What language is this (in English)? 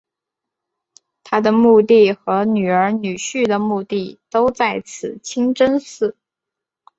Chinese